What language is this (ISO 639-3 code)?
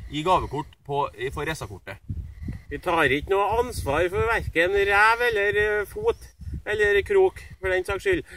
nor